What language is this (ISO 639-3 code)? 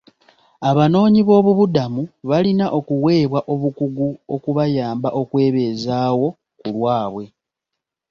lug